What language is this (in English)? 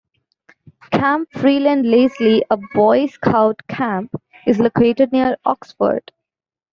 English